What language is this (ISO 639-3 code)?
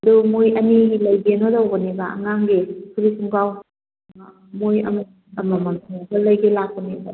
mni